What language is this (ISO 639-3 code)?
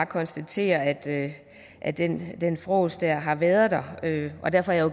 dan